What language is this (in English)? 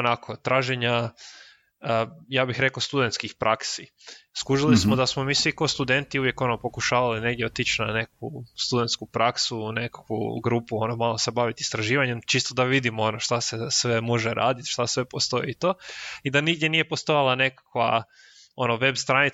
Croatian